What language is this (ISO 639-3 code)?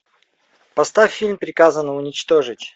rus